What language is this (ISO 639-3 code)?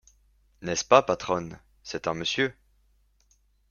fra